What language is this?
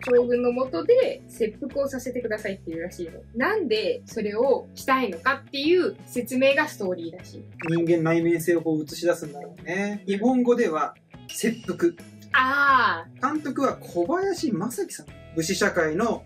Japanese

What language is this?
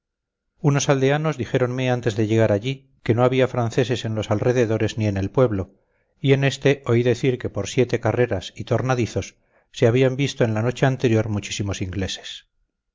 Spanish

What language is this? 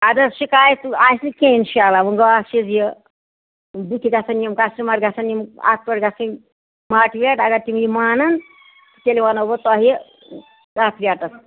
Kashmiri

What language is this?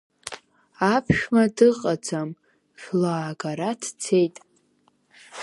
Abkhazian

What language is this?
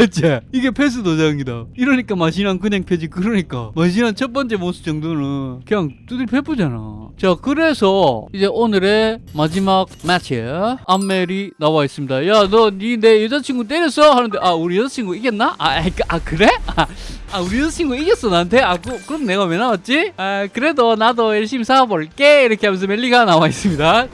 Korean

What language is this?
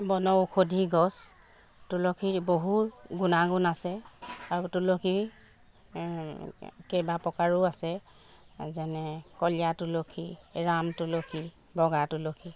Assamese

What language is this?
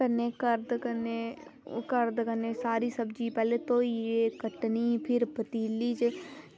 Dogri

